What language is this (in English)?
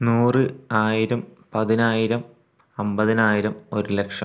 Malayalam